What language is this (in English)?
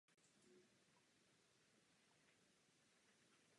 Czech